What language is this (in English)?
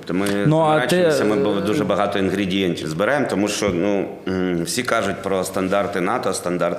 Ukrainian